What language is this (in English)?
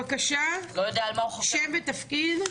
Hebrew